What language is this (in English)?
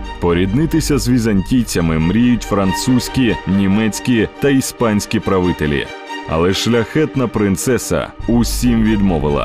Ukrainian